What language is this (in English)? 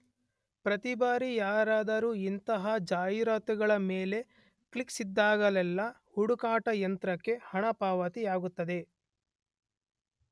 Kannada